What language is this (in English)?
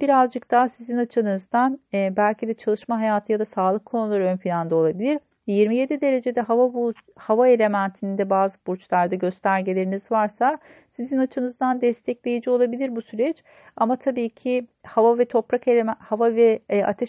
Turkish